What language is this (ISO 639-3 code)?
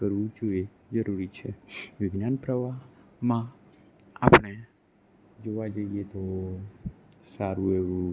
guj